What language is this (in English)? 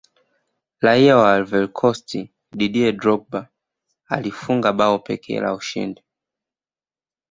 Swahili